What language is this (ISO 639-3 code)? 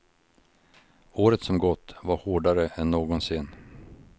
swe